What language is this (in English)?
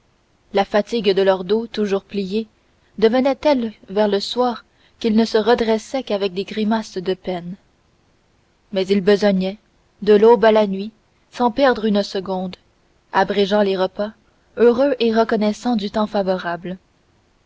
French